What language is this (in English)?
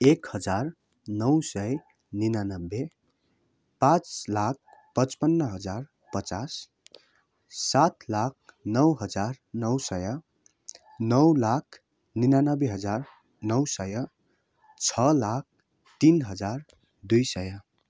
Nepali